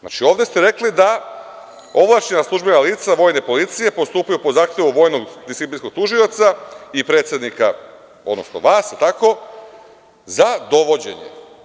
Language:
Serbian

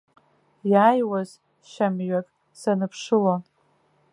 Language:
Abkhazian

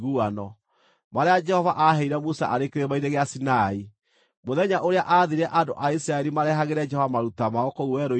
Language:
Kikuyu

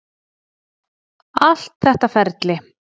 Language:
Icelandic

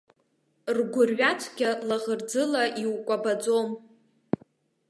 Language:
Abkhazian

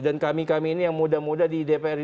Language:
Indonesian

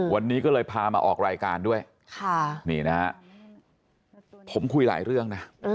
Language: Thai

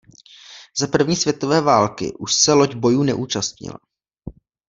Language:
Czech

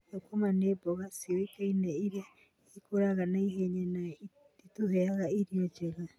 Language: Kikuyu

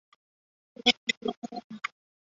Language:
Chinese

